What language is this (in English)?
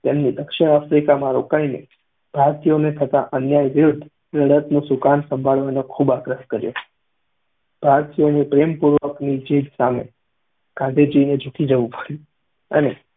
Gujarati